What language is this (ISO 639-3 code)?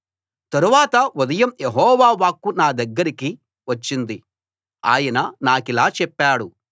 tel